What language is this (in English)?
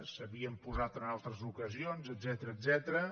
Catalan